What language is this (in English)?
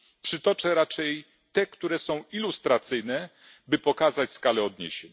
Polish